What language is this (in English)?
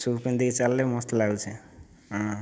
Odia